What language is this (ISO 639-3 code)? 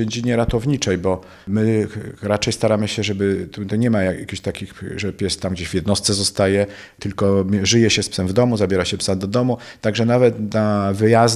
pol